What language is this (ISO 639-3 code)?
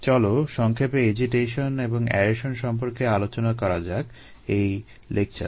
ben